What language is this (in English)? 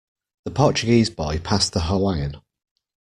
English